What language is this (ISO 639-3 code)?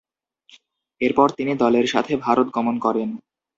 ben